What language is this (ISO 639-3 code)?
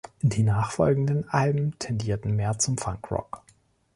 deu